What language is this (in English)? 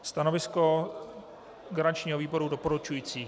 Czech